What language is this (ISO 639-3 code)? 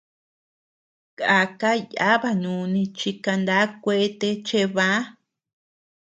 cux